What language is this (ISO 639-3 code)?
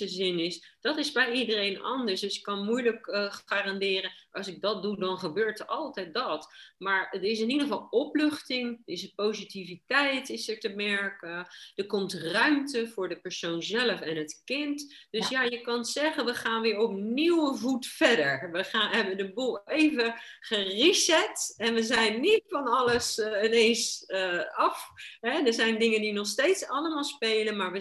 nld